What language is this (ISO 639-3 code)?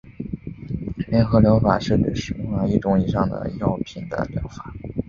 zho